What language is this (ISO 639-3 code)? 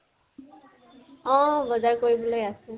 asm